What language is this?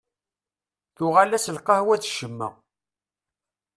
Kabyle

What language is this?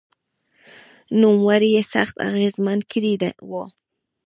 Pashto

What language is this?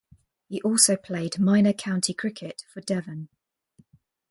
English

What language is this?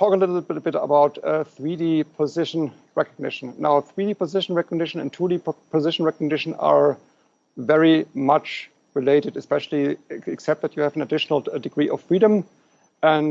English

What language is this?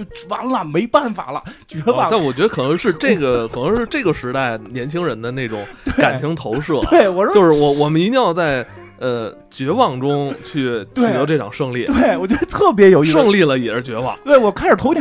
Chinese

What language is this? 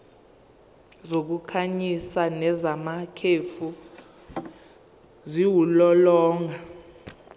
Zulu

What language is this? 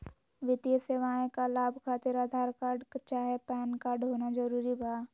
Magahi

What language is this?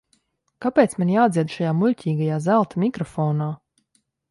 Latvian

